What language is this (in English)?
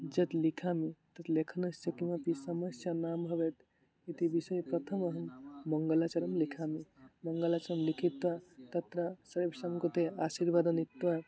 Sanskrit